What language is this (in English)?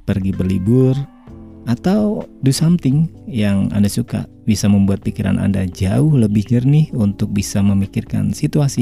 Indonesian